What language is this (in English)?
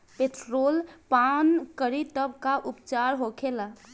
Bhojpuri